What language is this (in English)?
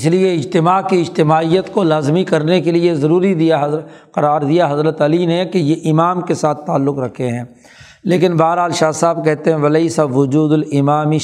Urdu